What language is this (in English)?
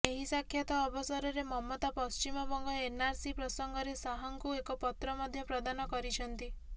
Odia